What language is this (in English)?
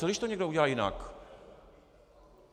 Czech